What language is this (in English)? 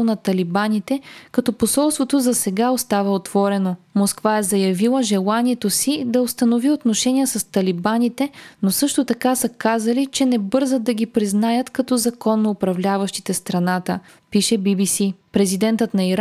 Bulgarian